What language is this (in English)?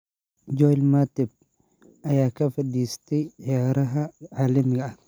Somali